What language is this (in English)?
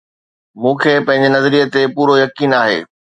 Sindhi